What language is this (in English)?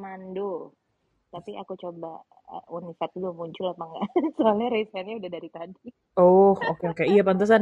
Indonesian